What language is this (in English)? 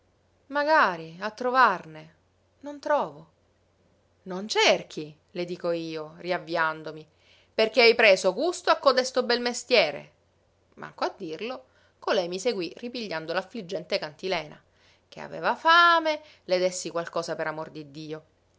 Italian